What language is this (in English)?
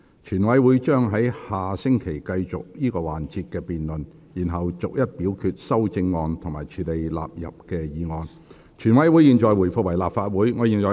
Cantonese